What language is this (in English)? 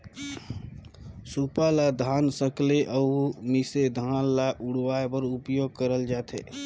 Chhattisgarhi